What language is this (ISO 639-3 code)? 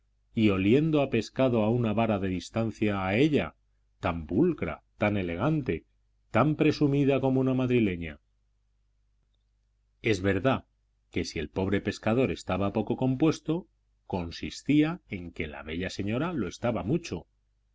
spa